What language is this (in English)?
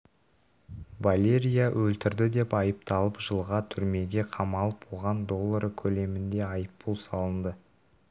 Kazakh